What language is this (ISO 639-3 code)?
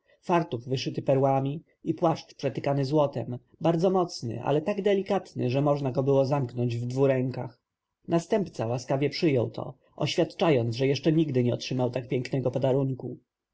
pol